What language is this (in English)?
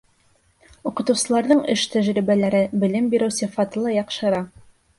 Bashkir